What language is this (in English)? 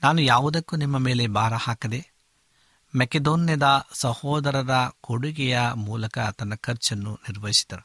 Kannada